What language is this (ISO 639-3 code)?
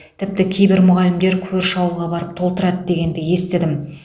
kaz